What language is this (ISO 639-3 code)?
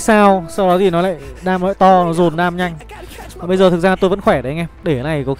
vie